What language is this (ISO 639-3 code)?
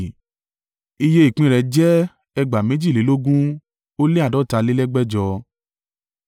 yor